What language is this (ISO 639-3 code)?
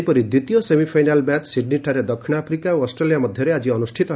ori